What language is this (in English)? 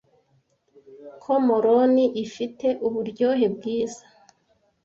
Kinyarwanda